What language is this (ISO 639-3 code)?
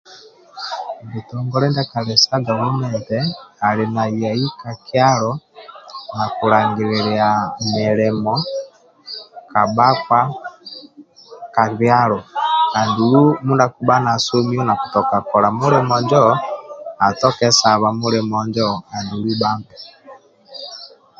rwm